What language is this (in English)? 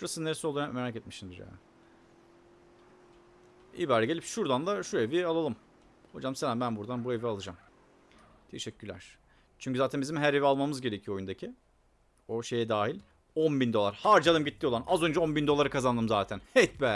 Turkish